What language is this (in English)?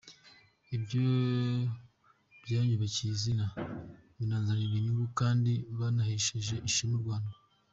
Kinyarwanda